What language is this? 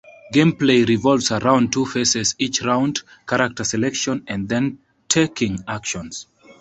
English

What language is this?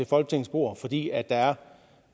Danish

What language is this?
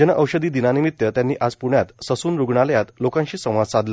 Marathi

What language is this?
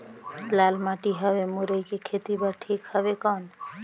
Chhattisgarhi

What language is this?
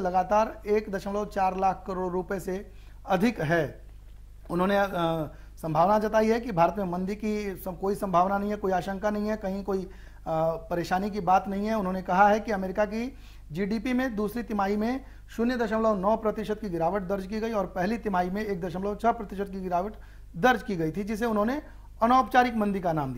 Hindi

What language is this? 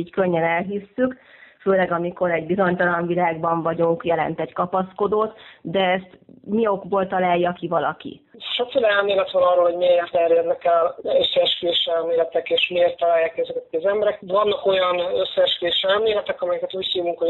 Hungarian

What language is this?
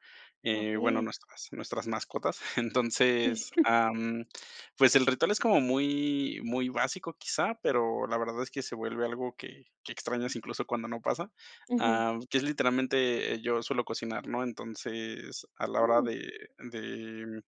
Spanish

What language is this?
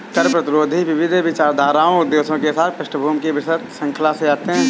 Hindi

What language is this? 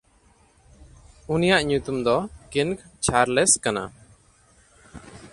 Santali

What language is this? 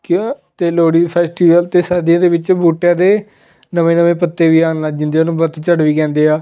Punjabi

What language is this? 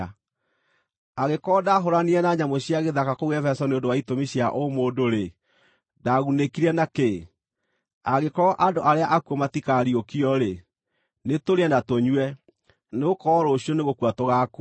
Kikuyu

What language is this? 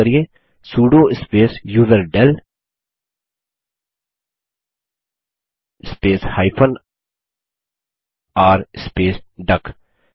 Hindi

